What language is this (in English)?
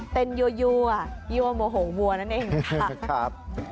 Thai